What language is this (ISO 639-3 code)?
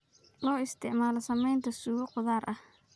som